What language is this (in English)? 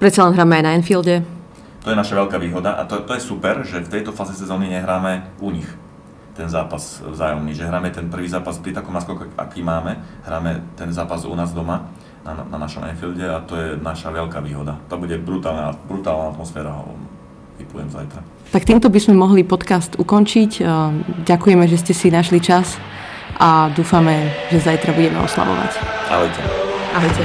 Slovak